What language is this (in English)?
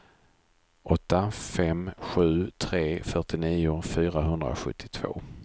Swedish